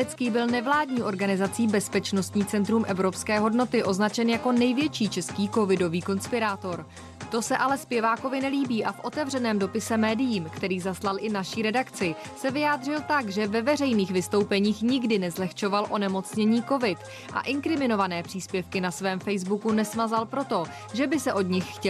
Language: Czech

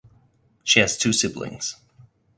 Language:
English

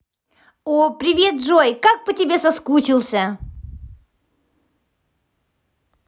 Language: Russian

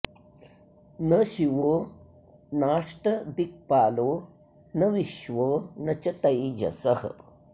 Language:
Sanskrit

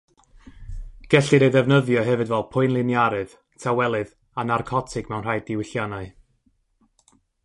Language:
Welsh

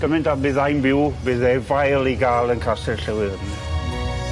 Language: Welsh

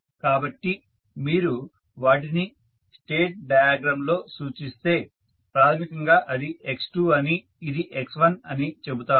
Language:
Telugu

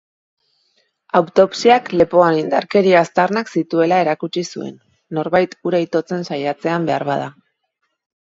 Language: Basque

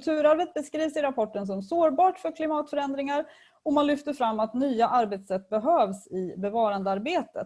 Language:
Swedish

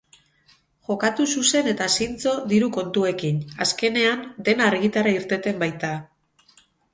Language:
Basque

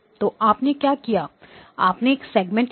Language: Hindi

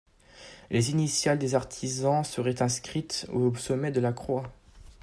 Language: French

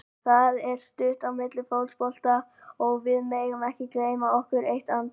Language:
Icelandic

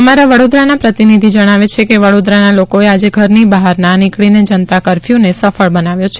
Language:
Gujarati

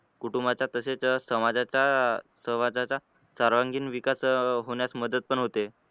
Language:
Marathi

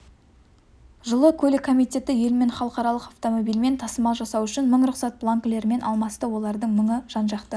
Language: Kazakh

